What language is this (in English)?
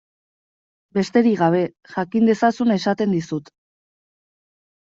Basque